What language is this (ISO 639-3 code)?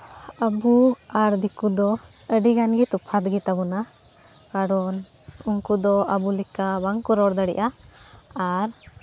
sat